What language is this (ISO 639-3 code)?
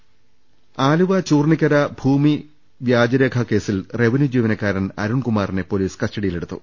mal